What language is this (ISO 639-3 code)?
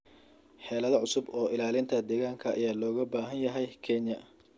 som